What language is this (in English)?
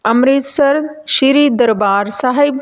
Punjabi